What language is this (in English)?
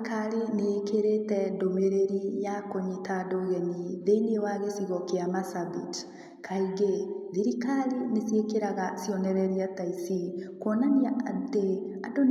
Kikuyu